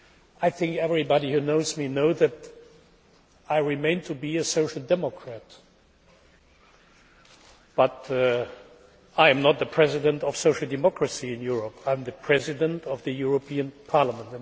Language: English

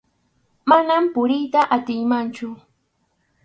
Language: Arequipa-La Unión Quechua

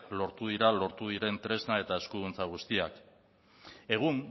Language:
Basque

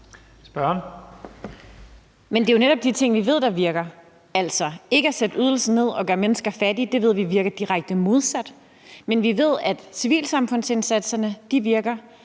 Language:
Danish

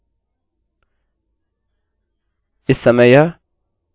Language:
Hindi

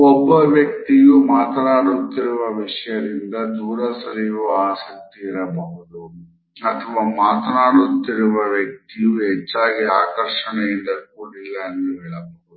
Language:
Kannada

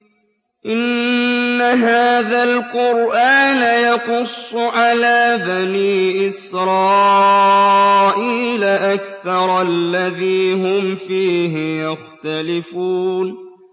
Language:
Arabic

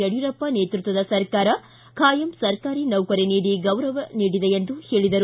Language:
Kannada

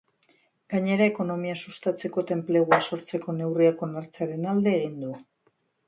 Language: Basque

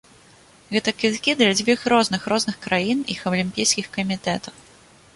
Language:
Belarusian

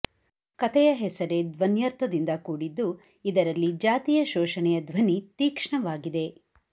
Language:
Kannada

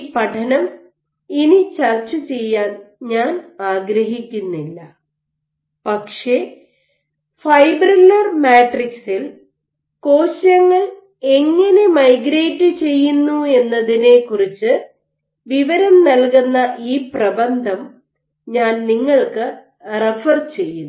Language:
Malayalam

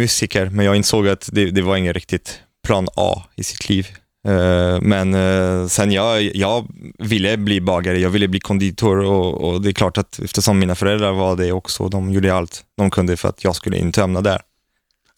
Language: Swedish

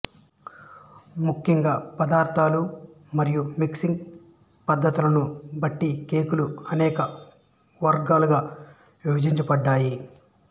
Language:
Telugu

